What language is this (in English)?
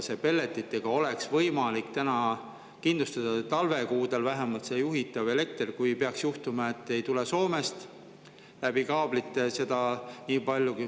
Estonian